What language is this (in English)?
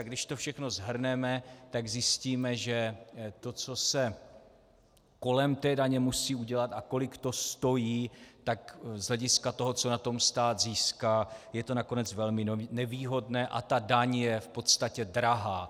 Czech